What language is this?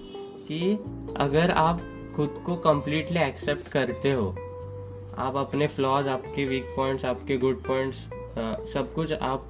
Hindi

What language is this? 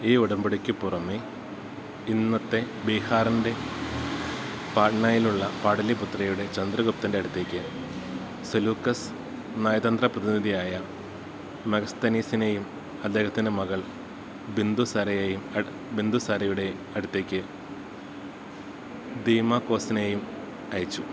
Malayalam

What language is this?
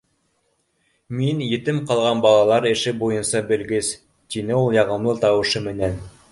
Bashkir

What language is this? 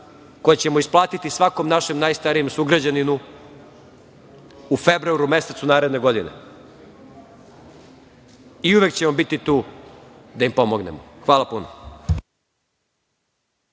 Serbian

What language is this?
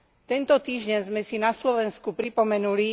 Slovak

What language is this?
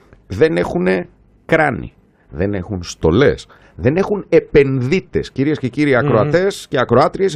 Greek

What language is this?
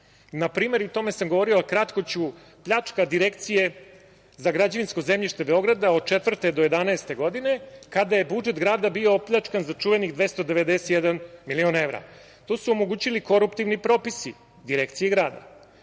Serbian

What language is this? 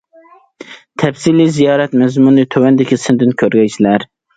Uyghur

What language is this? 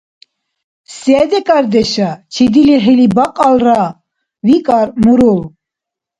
Dargwa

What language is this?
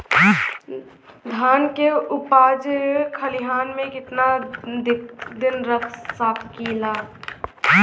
Bhojpuri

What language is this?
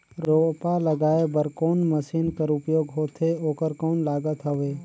Chhattisgarhi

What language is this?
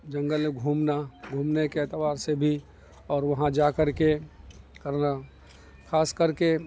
Urdu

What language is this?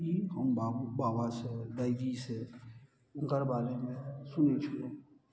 Maithili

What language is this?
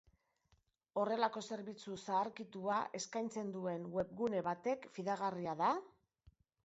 Basque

